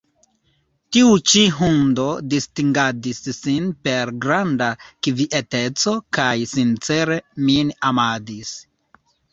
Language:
Esperanto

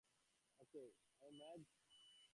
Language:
Bangla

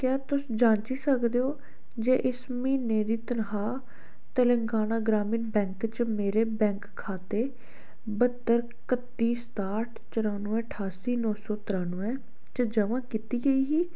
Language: Dogri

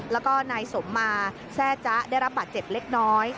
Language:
Thai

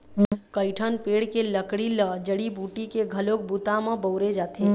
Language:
Chhattisgarhi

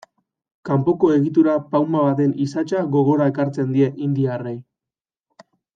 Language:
Basque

